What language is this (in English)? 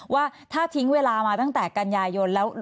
Thai